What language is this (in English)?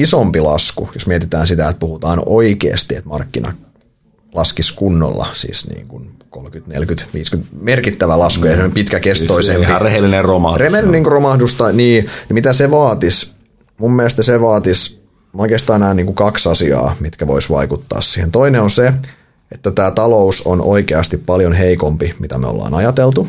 Finnish